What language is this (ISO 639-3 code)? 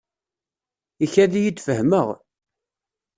kab